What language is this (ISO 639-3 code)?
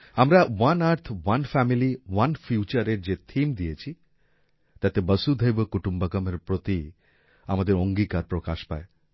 ben